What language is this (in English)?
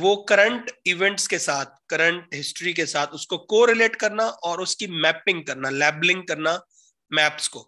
Hindi